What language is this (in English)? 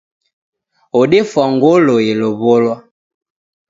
Taita